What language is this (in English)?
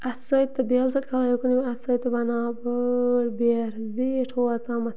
Kashmiri